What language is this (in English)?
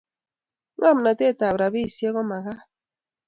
Kalenjin